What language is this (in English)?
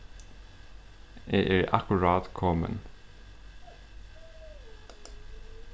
Faroese